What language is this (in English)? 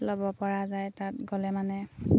Assamese